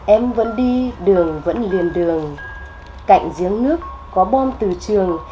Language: Vietnamese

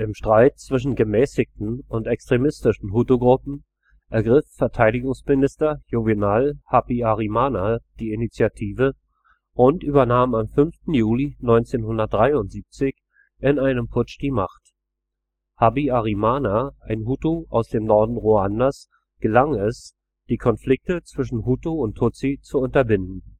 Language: German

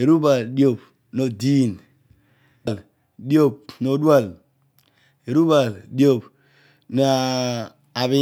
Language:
Odual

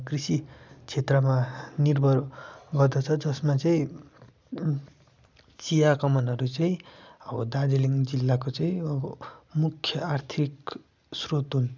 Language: Nepali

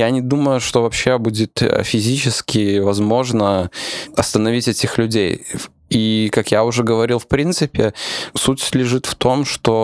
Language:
Russian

